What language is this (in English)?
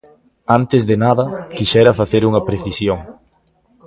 Galician